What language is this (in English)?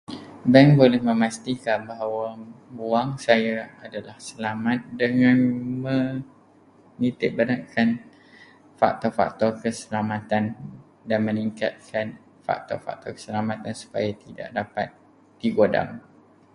Malay